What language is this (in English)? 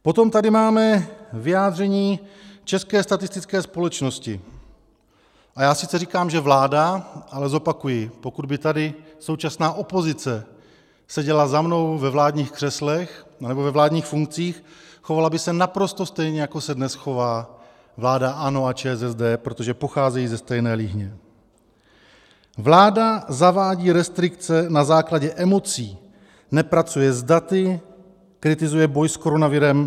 Czech